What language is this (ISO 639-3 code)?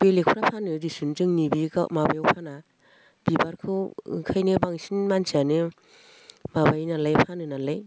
brx